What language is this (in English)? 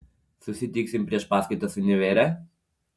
Lithuanian